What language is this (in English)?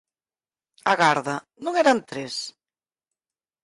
Galician